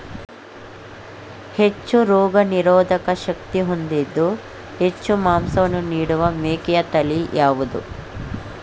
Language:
Kannada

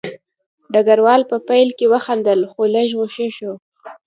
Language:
Pashto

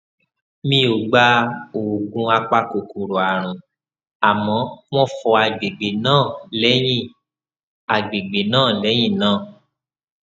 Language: Yoruba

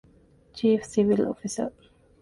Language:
Divehi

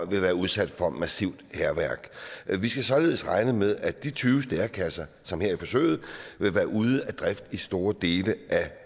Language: Danish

